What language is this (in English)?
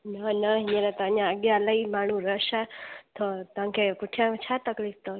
Sindhi